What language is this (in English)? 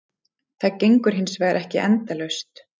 Icelandic